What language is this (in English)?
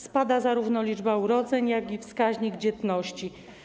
Polish